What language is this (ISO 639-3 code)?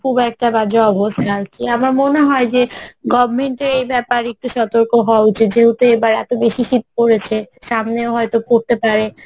ben